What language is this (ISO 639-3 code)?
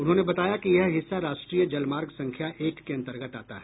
hin